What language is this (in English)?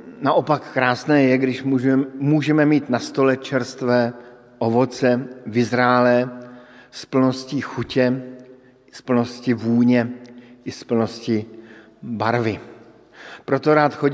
Czech